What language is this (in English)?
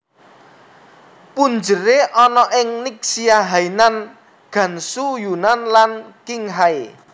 Javanese